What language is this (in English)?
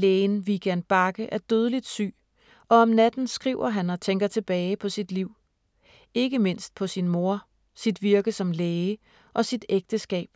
Danish